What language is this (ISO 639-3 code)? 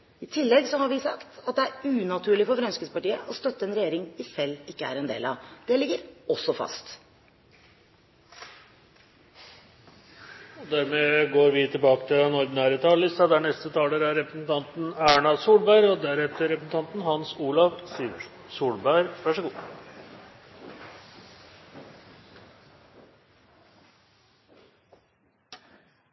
nor